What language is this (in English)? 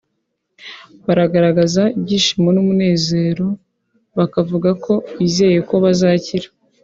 Kinyarwanda